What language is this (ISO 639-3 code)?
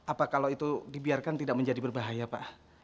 ind